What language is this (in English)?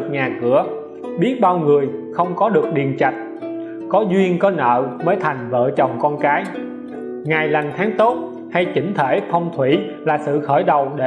Vietnamese